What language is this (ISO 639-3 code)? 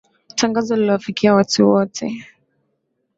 swa